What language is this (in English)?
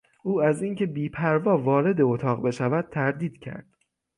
Persian